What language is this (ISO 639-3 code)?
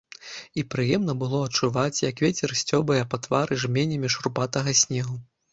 bel